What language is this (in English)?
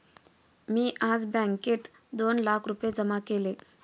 Marathi